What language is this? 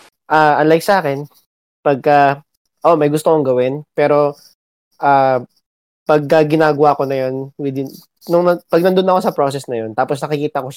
Filipino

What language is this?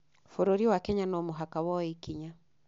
Kikuyu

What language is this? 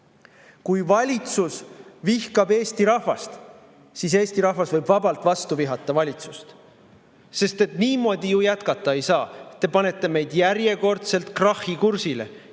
Estonian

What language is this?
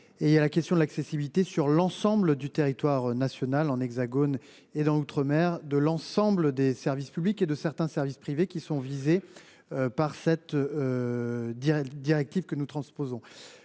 French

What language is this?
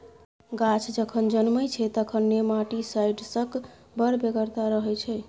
Maithili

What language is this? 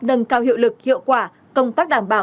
Vietnamese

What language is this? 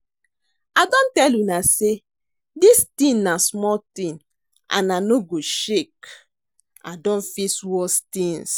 Nigerian Pidgin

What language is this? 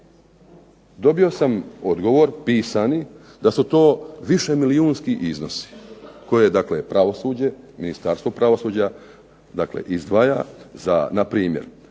Croatian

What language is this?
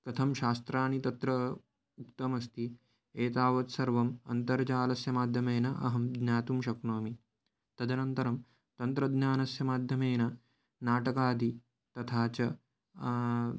Sanskrit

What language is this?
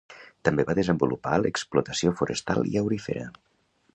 Catalan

